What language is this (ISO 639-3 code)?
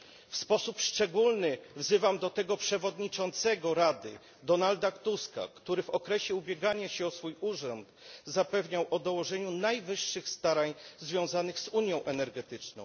pol